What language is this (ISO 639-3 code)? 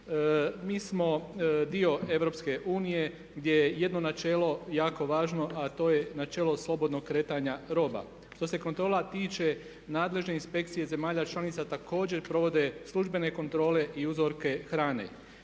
hrv